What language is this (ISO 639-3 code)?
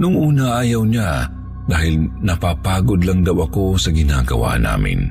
fil